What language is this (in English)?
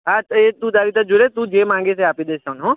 Gujarati